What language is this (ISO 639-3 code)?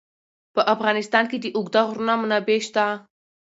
pus